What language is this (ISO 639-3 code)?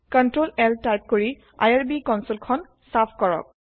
asm